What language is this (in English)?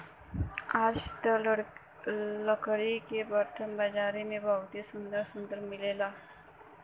Bhojpuri